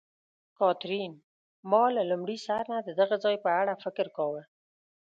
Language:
Pashto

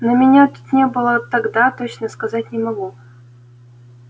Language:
Russian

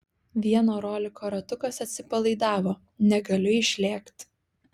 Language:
Lithuanian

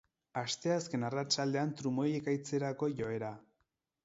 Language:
Basque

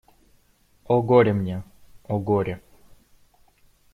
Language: Russian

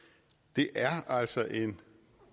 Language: Danish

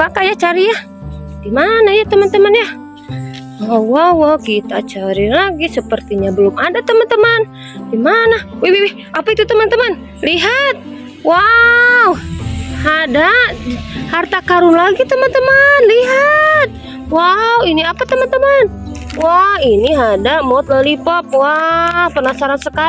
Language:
Indonesian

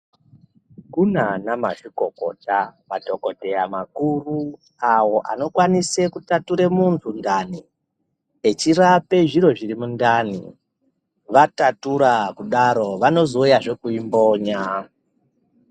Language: Ndau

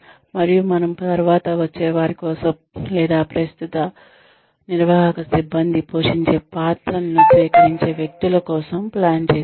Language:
Telugu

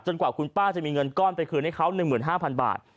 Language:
Thai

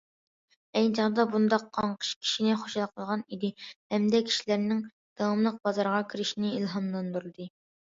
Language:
Uyghur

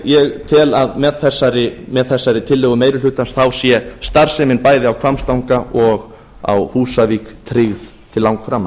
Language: Icelandic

